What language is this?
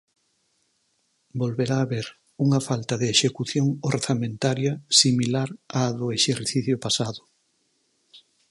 Galician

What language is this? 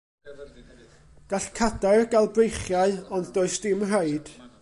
Welsh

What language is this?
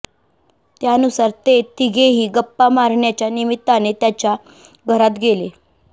Marathi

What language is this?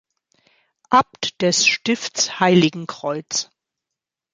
German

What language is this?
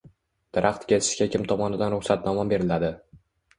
Uzbek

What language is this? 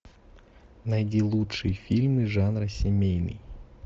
Russian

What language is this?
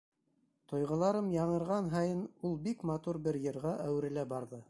Bashkir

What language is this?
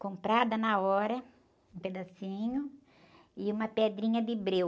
Portuguese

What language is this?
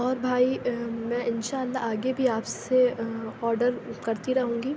Urdu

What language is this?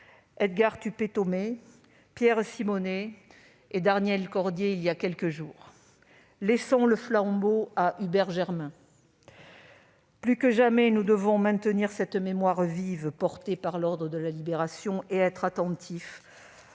French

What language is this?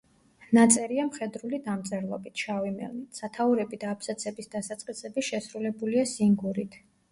Georgian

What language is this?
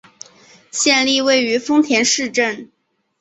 Chinese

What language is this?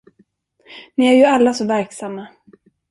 Swedish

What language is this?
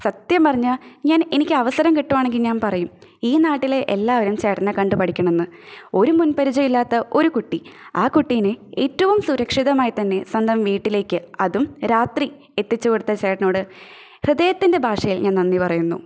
Malayalam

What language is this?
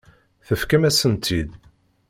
Kabyle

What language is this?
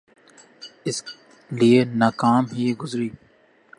Urdu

